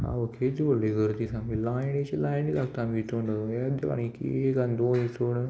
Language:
Konkani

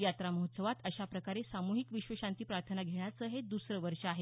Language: Marathi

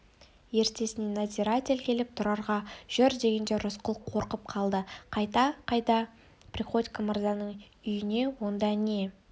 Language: Kazakh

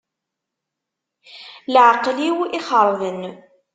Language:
Kabyle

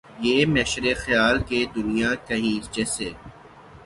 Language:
Urdu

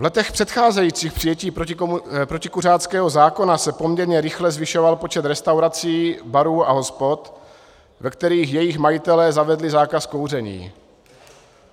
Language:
Czech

